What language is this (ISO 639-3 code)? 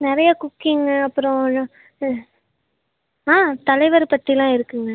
tam